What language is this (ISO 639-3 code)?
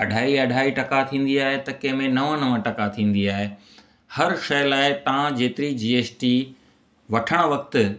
snd